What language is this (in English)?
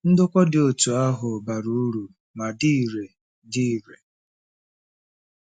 Igbo